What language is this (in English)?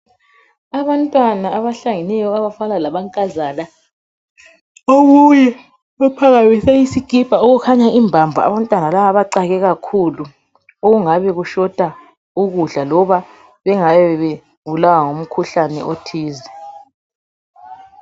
North Ndebele